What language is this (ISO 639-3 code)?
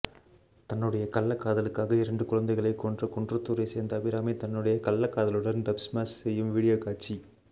tam